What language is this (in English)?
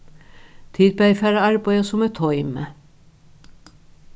Faroese